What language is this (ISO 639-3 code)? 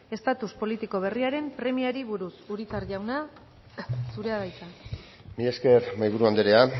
eus